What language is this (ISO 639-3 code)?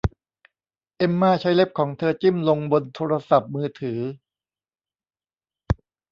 tha